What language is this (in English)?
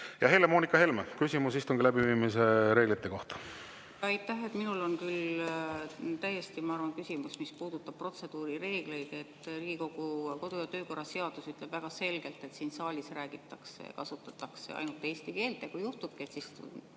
Estonian